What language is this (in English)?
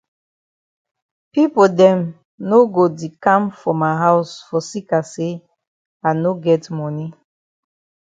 Cameroon Pidgin